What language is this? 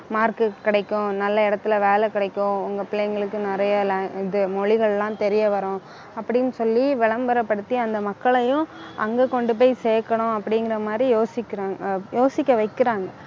Tamil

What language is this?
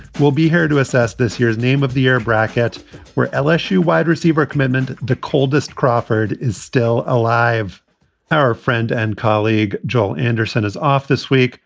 English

